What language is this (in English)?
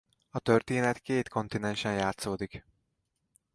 Hungarian